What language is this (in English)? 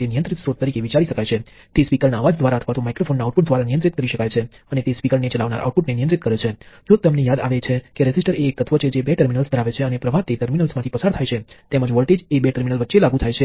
Gujarati